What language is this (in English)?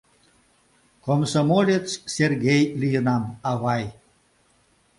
Mari